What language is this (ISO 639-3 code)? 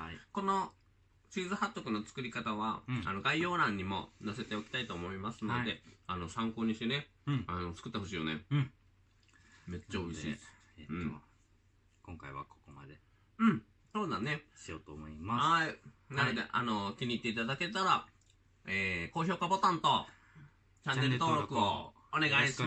jpn